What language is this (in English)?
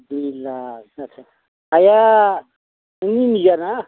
Bodo